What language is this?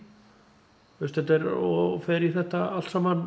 Icelandic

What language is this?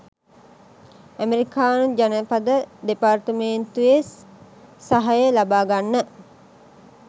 Sinhala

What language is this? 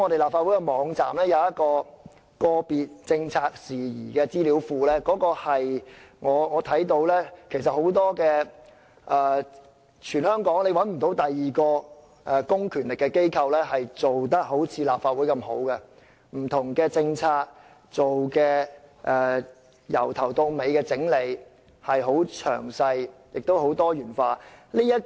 Cantonese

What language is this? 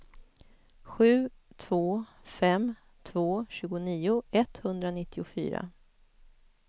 Swedish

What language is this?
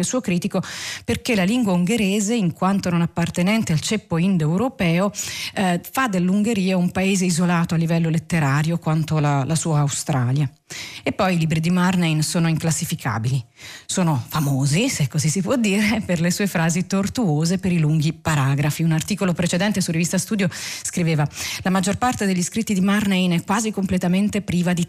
Italian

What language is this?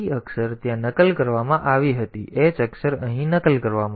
Gujarati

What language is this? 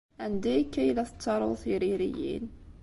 Kabyle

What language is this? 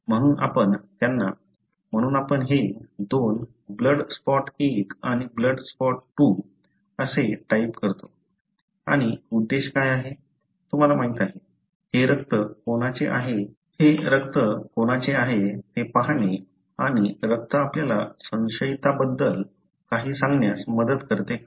Marathi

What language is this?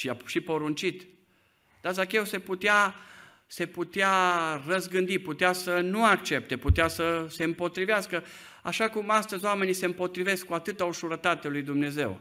Romanian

